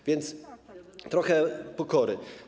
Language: Polish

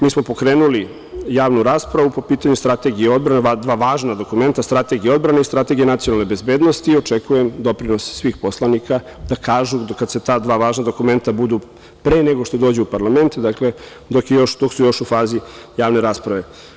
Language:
Serbian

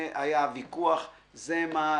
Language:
Hebrew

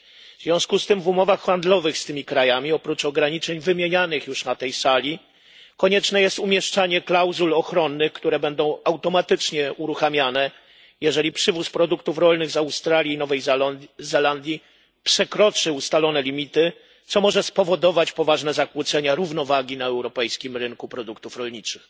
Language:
Polish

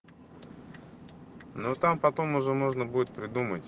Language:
Russian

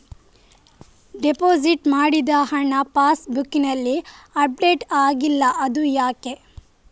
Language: Kannada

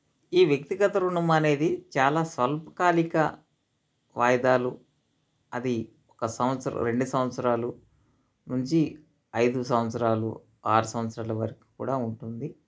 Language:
Telugu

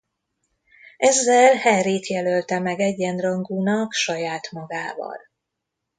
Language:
Hungarian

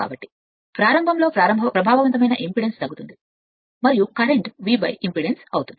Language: Telugu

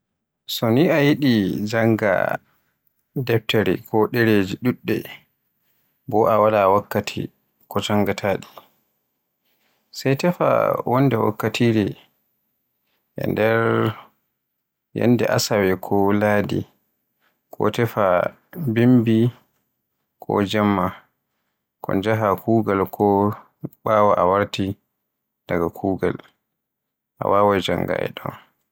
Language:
Borgu Fulfulde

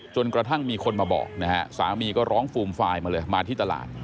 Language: Thai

